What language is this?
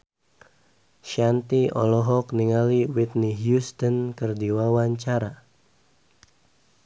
Sundanese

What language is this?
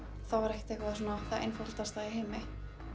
Icelandic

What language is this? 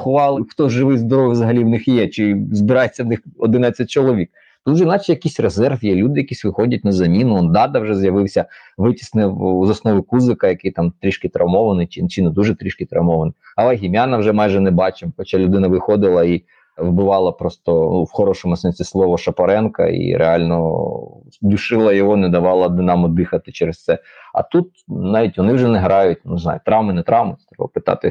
Ukrainian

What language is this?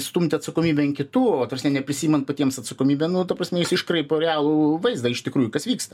Lithuanian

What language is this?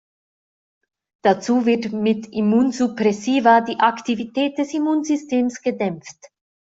German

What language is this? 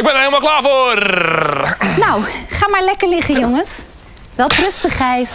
Dutch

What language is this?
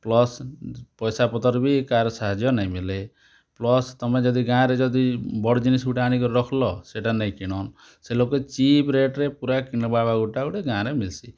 Odia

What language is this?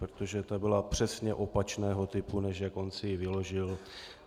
Czech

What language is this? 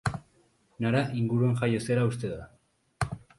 Basque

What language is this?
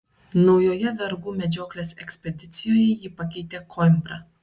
Lithuanian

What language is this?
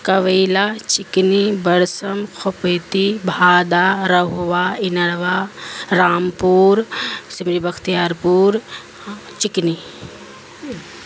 Urdu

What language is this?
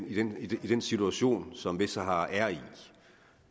Danish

